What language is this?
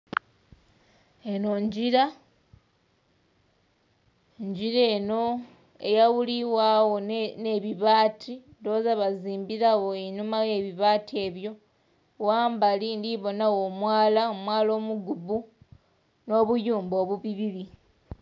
Soga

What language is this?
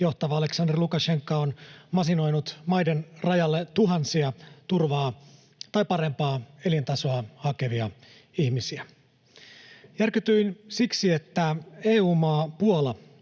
Finnish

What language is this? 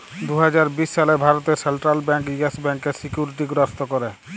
Bangla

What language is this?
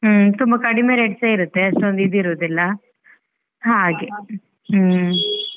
Kannada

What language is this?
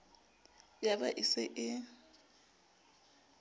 Southern Sotho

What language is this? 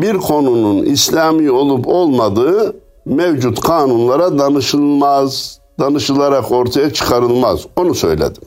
Turkish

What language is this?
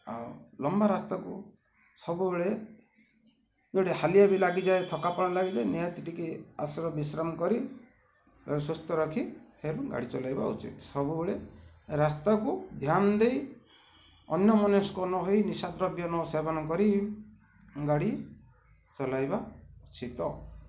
Odia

